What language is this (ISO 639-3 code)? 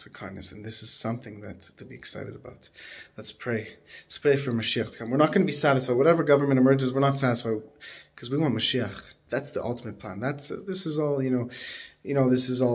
eng